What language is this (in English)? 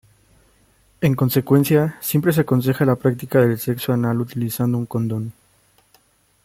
Spanish